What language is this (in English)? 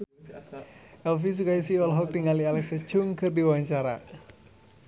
Sundanese